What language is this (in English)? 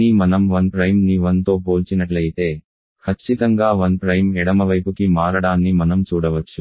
Telugu